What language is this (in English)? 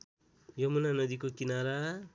Nepali